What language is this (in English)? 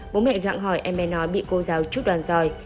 Vietnamese